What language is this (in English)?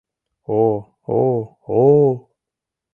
Mari